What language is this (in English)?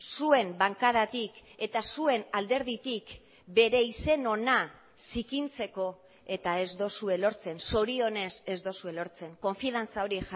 Basque